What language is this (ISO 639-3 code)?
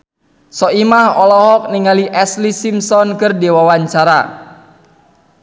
sun